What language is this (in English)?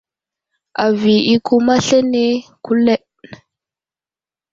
Wuzlam